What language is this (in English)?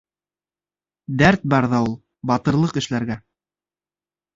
Bashkir